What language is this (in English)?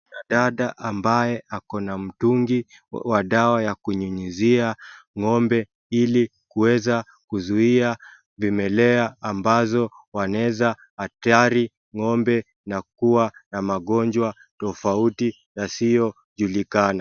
Swahili